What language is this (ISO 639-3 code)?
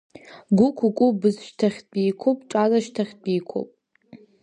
abk